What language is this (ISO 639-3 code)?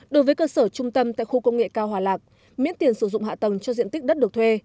vie